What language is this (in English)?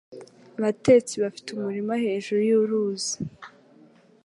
Kinyarwanda